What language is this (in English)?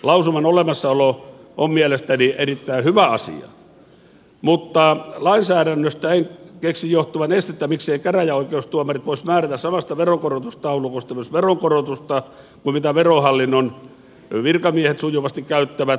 Finnish